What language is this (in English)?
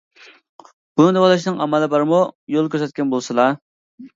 Uyghur